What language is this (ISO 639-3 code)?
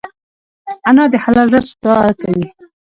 pus